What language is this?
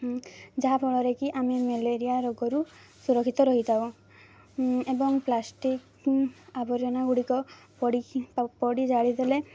Odia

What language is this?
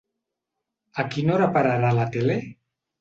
Catalan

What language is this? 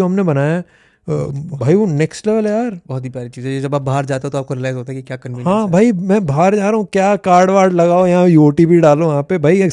Hindi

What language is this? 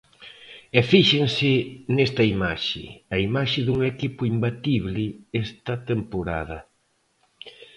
Galician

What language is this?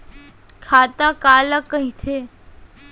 Chhattisgarhi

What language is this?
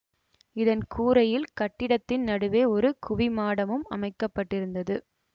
Tamil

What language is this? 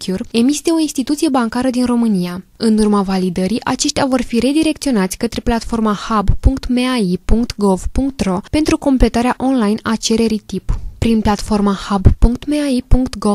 Romanian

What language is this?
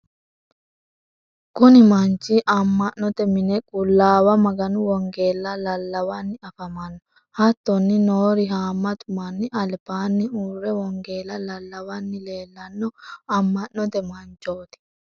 Sidamo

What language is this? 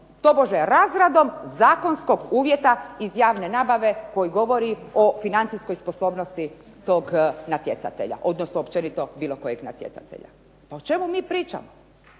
Croatian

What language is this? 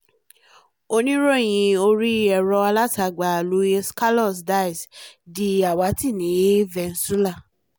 Yoruba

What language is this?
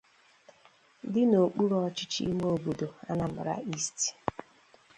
Igbo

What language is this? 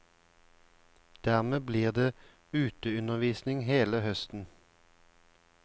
Norwegian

